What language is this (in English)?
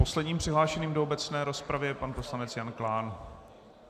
Czech